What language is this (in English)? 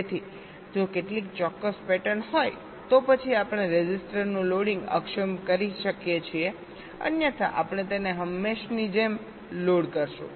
Gujarati